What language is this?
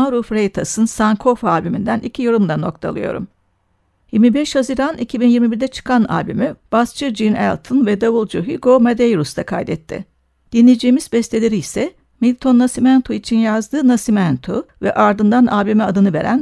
Turkish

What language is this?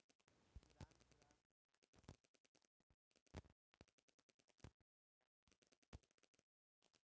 Bhojpuri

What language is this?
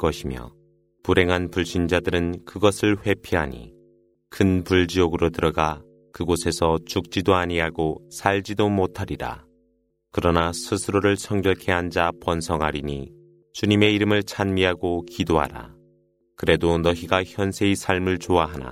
Korean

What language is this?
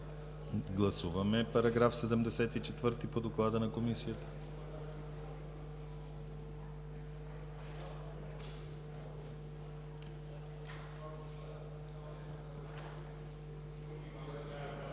Bulgarian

